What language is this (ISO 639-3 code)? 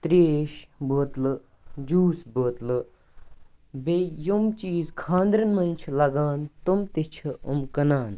kas